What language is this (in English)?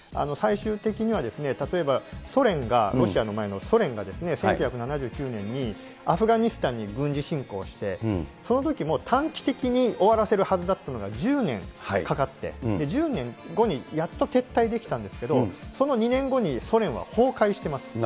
Japanese